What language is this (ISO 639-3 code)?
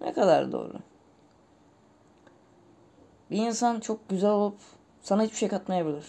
tur